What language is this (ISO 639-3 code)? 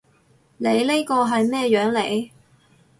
yue